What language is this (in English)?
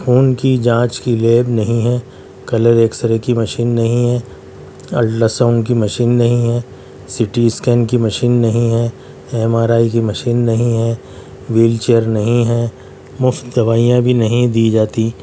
Urdu